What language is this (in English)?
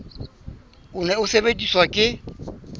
Southern Sotho